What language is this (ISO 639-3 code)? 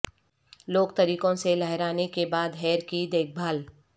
urd